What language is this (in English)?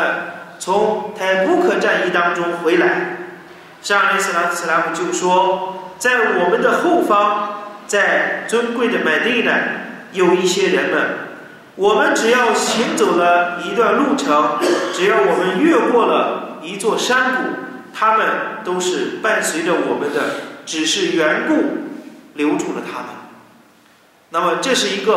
Chinese